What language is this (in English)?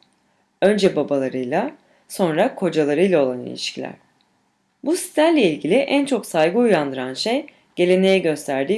Turkish